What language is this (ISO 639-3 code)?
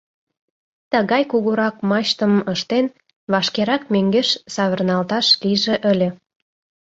chm